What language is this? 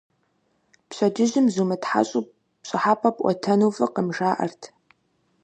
Kabardian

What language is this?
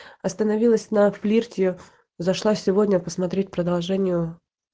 Russian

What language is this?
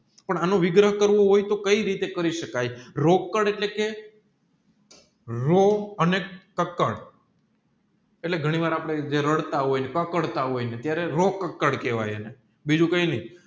Gujarati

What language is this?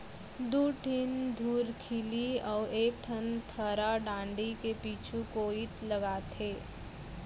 Chhattisgarhi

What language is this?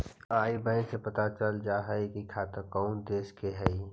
Magahi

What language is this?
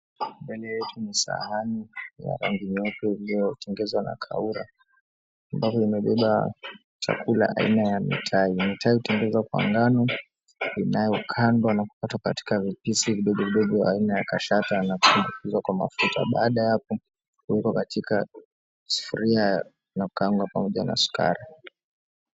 Swahili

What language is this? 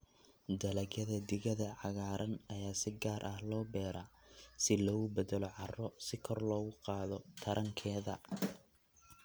Somali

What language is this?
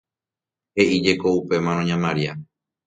Guarani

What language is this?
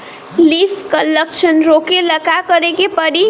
Bhojpuri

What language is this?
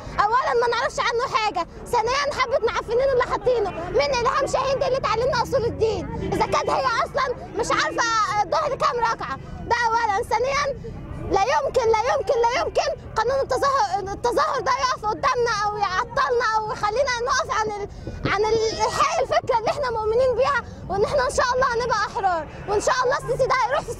Arabic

